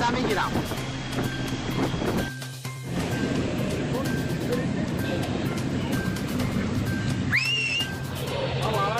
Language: Turkish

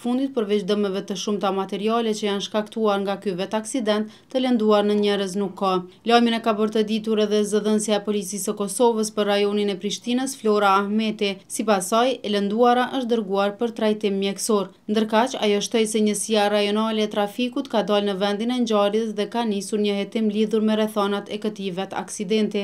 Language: Romanian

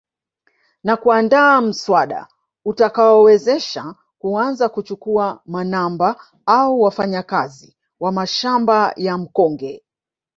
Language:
Swahili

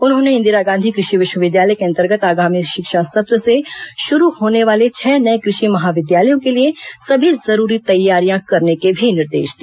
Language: Hindi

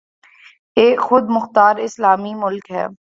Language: Urdu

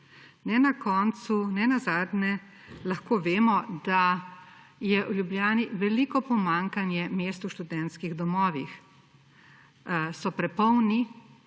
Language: Slovenian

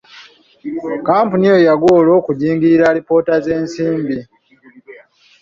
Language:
Ganda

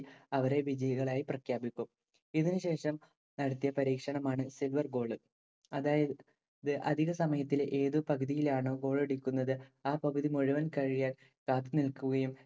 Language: Malayalam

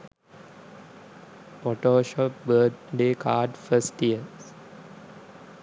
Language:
Sinhala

